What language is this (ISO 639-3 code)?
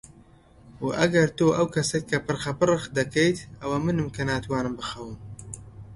ckb